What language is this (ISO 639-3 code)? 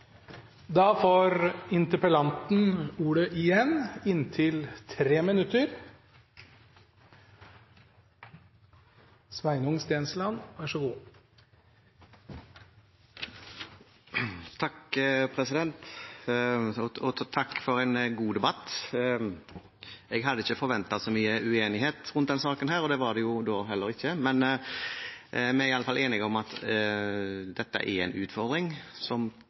nor